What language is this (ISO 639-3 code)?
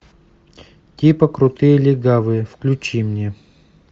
rus